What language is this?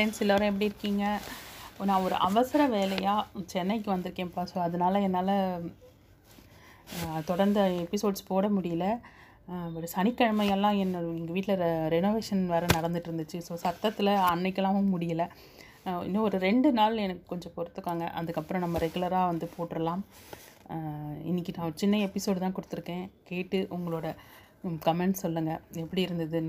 Tamil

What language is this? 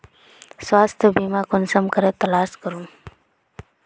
Magahi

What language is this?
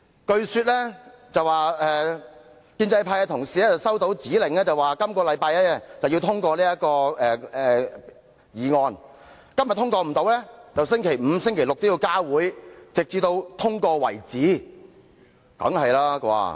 Cantonese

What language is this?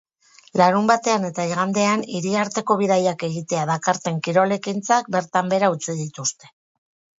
Basque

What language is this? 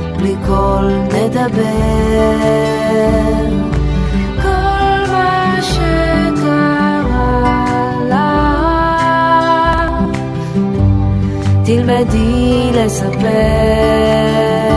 Hebrew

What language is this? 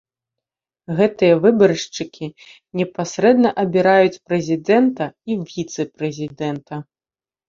Belarusian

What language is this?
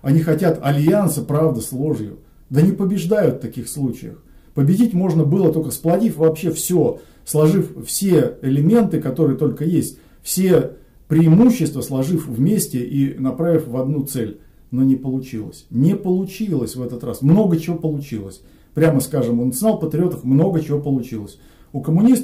Russian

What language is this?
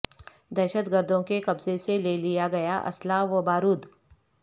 Urdu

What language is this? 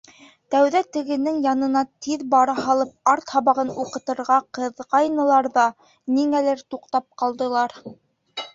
Bashkir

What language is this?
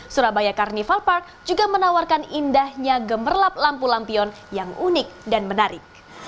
Indonesian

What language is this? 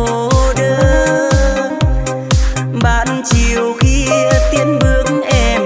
Vietnamese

